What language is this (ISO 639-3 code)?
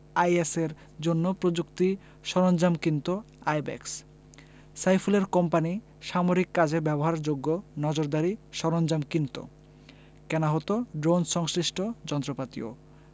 ben